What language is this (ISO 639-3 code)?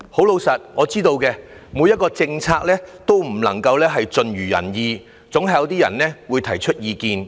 yue